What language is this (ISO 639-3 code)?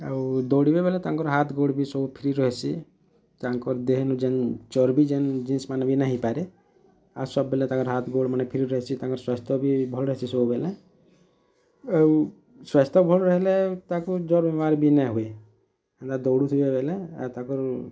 ori